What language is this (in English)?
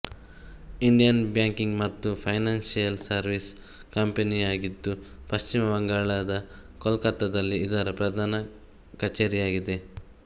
Kannada